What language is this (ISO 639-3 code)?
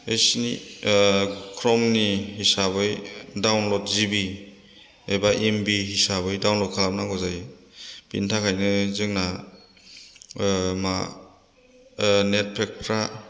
brx